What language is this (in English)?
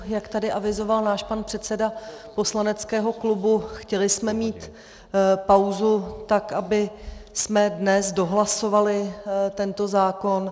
Czech